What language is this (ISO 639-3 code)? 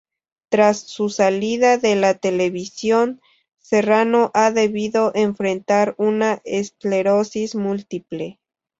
spa